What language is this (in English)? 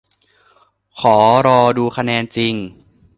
Thai